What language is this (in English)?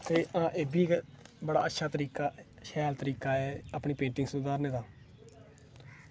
Dogri